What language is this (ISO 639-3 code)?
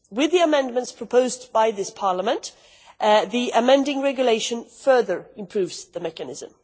eng